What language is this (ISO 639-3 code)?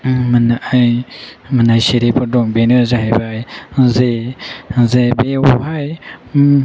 brx